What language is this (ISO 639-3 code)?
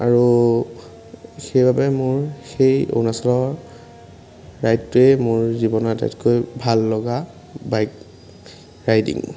asm